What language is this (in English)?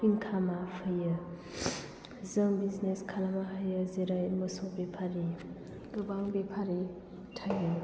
Bodo